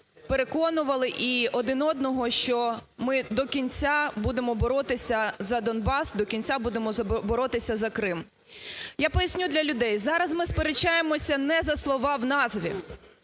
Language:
Ukrainian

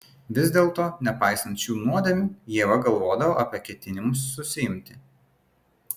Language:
Lithuanian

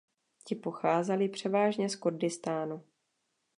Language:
Czech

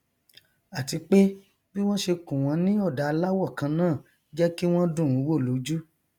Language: Yoruba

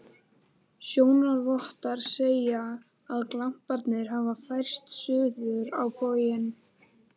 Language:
Icelandic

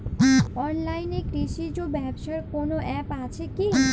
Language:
Bangla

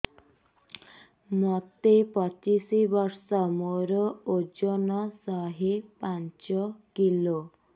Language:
Odia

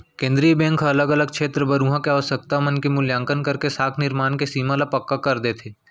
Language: Chhattisgarhi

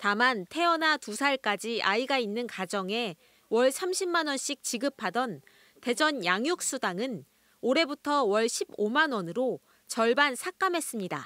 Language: Korean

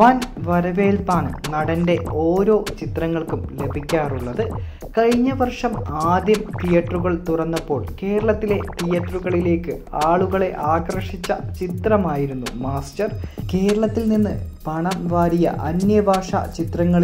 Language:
Turkish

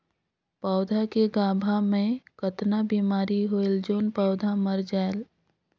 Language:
Chhattisgarhi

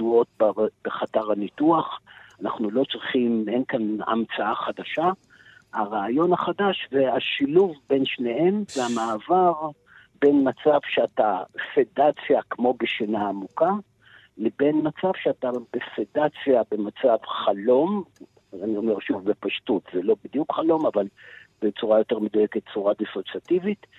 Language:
Hebrew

